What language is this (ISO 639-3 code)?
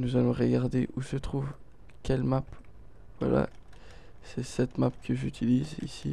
fra